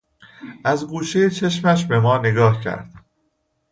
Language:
Persian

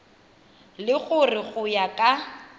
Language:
Tswana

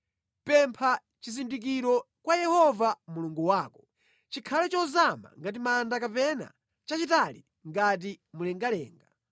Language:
Nyanja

